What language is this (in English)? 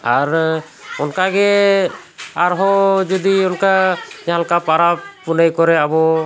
Santali